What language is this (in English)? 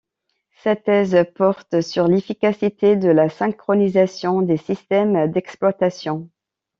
French